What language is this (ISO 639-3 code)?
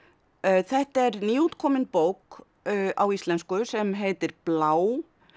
isl